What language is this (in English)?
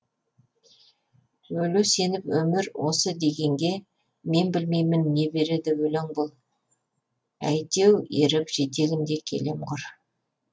Kazakh